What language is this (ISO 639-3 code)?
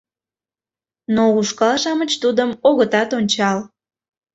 chm